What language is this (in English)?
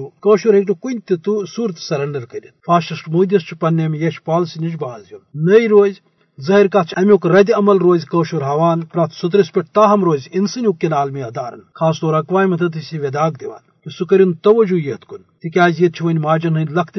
Urdu